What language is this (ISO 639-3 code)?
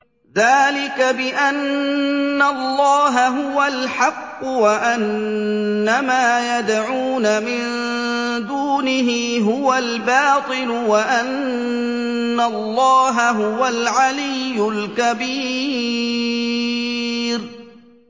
ara